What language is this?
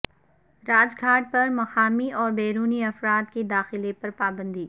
Urdu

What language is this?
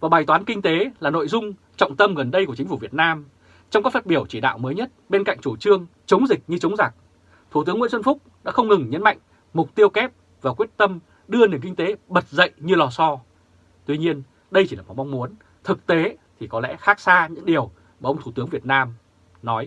Vietnamese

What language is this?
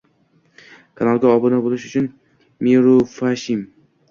Uzbek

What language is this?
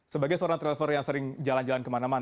Indonesian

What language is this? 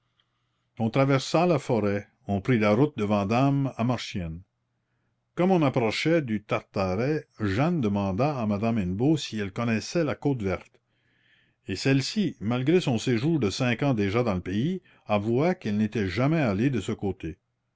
French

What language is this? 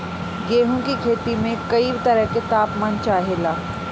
Bhojpuri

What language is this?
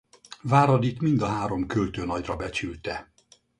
Hungarian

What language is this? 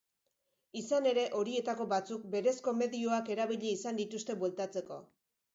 Basque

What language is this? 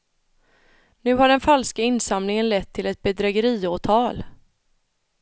Swedish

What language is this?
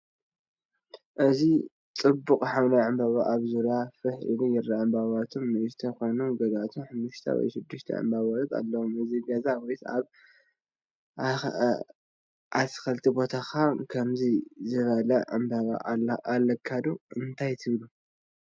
Tigrinya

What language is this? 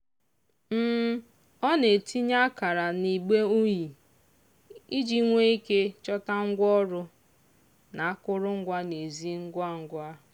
Igbo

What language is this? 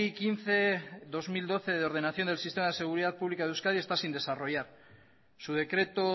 Spanish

